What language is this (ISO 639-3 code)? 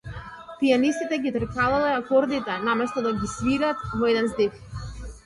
mkd